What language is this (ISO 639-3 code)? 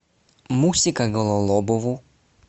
rus